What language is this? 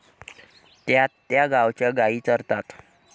Marathi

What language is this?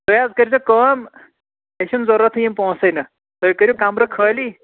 Kashmiri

